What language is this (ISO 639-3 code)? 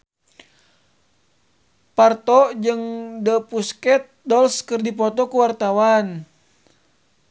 sun